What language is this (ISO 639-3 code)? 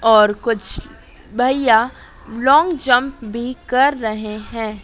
hin